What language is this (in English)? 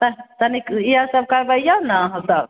Maithili